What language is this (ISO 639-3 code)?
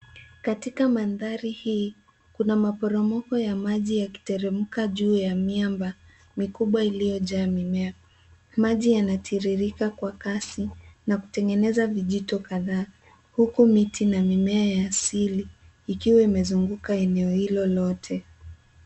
swa